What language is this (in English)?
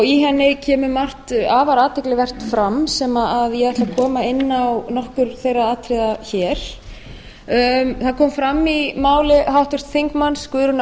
Icelandic